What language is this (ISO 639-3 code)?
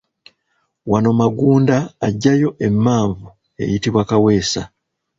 lug